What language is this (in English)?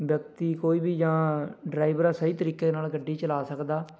Punjabi